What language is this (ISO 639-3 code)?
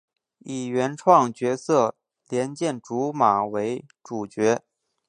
zho